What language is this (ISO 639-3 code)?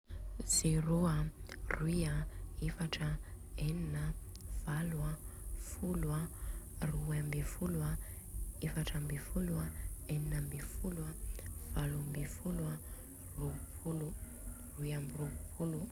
bzc